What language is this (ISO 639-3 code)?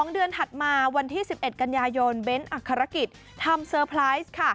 tha